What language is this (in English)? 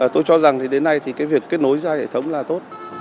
Vietnamese